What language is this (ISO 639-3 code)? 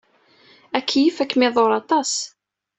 kab